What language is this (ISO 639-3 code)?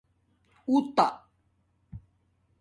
dmk